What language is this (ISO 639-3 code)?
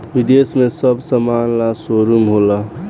bho